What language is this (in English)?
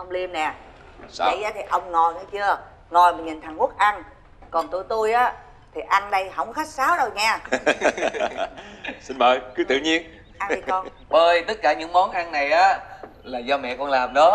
Vietnamese